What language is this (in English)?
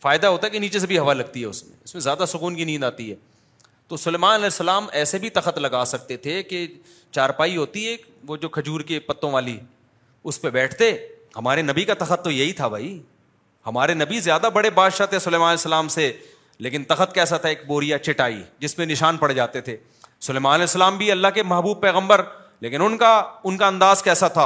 Urdu